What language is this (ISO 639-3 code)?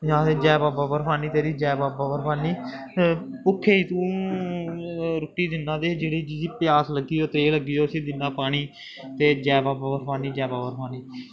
doi